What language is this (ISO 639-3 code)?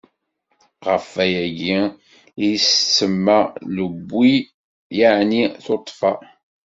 kab